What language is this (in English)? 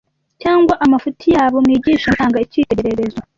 Kinyarwanda